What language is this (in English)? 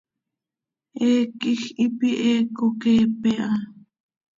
Seri